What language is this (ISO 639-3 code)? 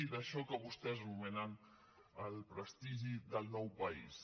cat